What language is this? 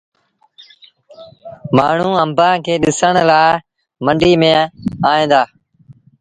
Sindhi Bhil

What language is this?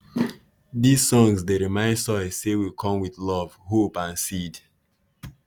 Nigerian Pidgin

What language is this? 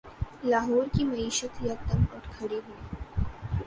Urdu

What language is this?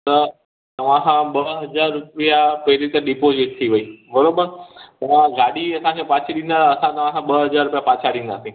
Sindhi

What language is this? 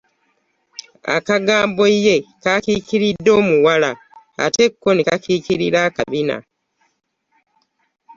Ganda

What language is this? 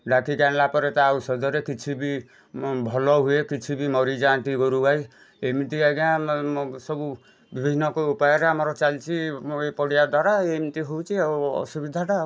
Odia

